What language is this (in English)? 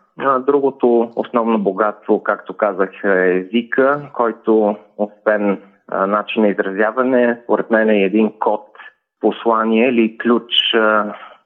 Bulgarian